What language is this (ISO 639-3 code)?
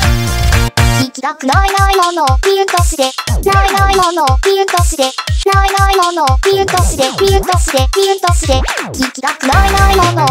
jpn